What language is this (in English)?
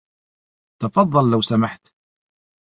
Arabic